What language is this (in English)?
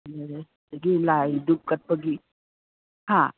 Manipuri